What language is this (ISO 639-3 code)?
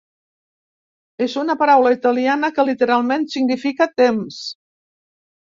cat